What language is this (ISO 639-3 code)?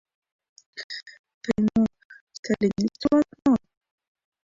chm